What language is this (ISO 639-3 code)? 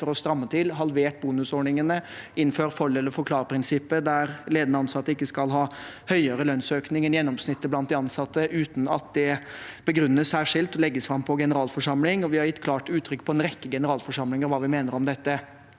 nor